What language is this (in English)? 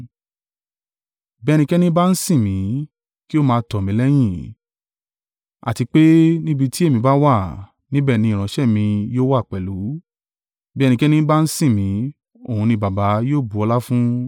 Yoruba